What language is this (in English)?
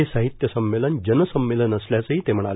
Marathi